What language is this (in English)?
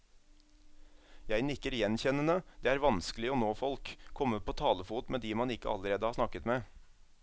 Norwegian